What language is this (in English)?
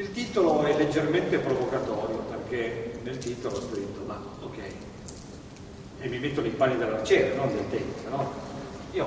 Italian